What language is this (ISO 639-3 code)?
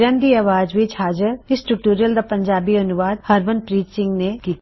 pan